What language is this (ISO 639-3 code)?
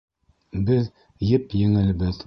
bak